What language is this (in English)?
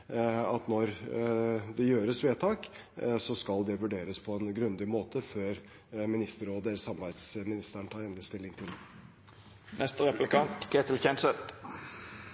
Norwegian Bokmål